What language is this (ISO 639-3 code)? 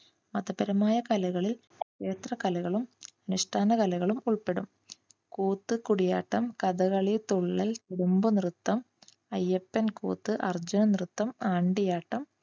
mal